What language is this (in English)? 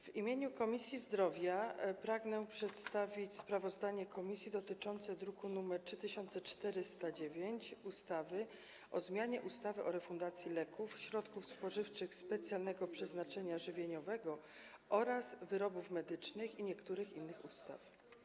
Polish